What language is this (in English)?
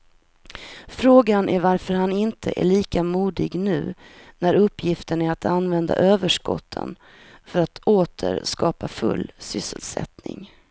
Swedish